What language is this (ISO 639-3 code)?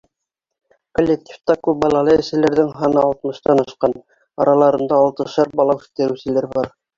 bak